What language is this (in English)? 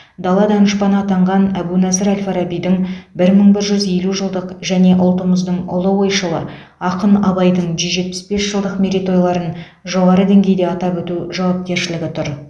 Kazakh